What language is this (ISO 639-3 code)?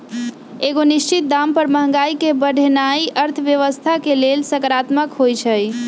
mag